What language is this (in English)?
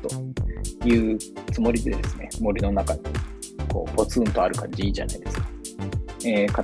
Japanese